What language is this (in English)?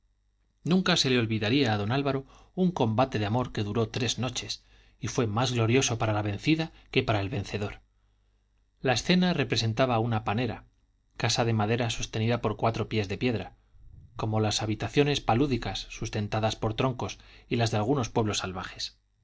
Spanish